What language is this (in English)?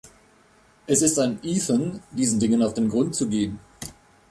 German